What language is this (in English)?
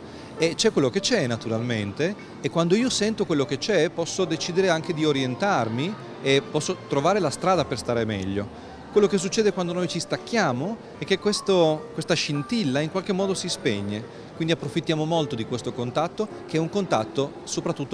Italian